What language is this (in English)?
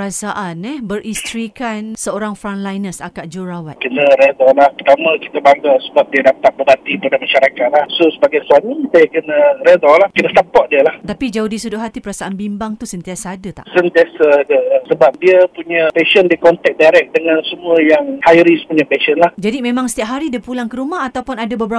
Malay